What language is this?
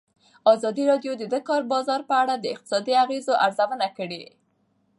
Pashto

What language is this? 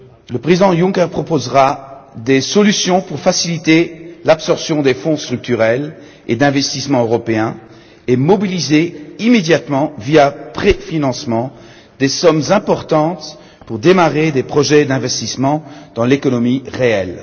French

